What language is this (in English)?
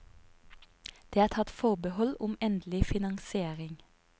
Norwegian